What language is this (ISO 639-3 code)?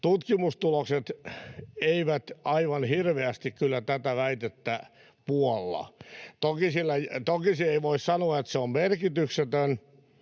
fin